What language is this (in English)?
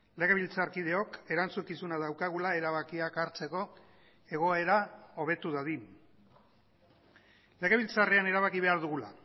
Basque